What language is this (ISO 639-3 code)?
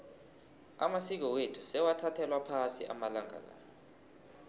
nbl